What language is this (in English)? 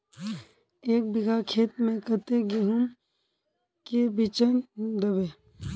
Magahi